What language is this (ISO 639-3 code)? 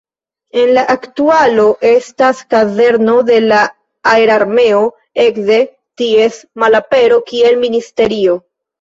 epo